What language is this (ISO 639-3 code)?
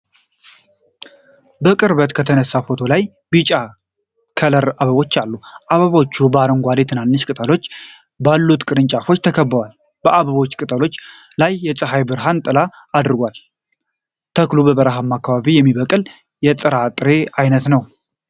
amh